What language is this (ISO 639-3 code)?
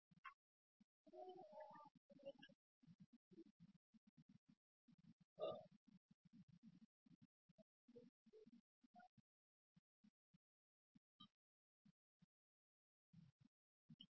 hin